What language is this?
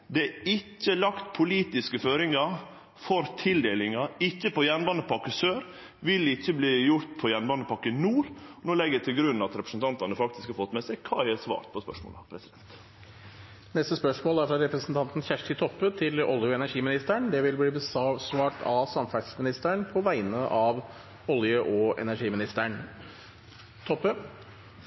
Norwegian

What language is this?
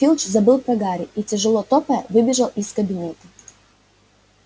Russian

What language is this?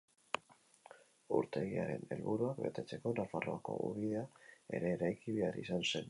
Basque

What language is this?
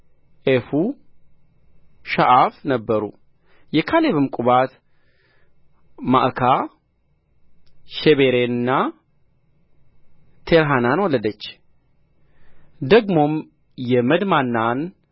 Amharic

